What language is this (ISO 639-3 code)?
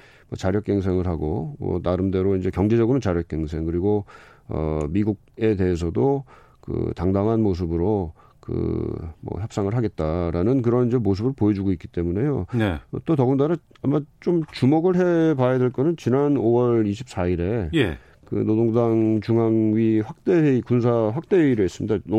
kor